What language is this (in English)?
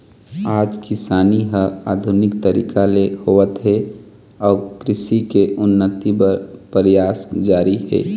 Chhattisgarhi